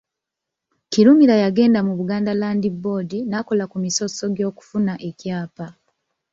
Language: Ganda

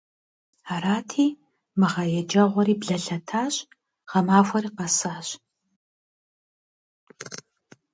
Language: Kabardian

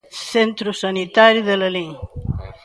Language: Galician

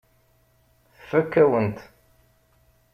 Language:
Kabyle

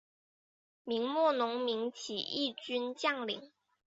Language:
Chinese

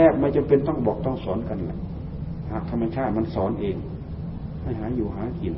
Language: Thai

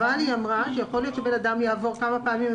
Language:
Hebrew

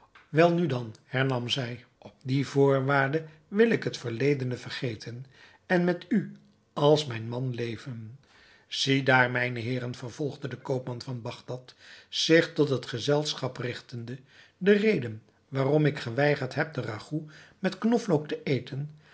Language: Dutch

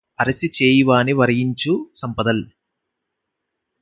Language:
Telugu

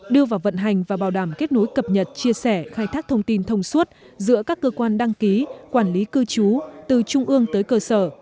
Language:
Vietnamese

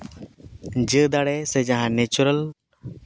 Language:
Santali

